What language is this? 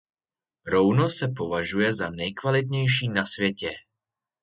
Czech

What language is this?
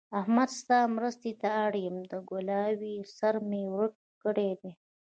Pashto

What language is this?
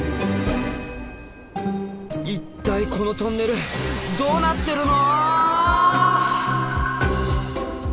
Japanese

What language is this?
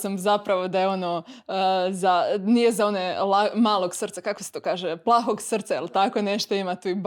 Croatian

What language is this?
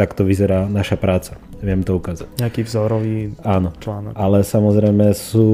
Slovak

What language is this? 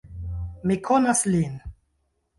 Esperanto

